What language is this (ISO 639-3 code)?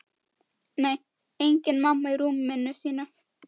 isl